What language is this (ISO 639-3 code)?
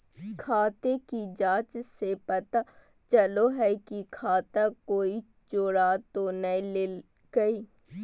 mag